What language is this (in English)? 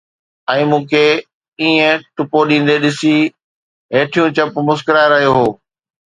Sindhi